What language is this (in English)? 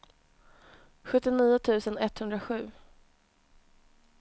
Swedish